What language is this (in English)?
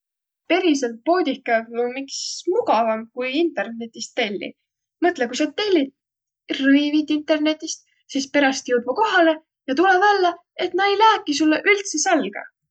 Võro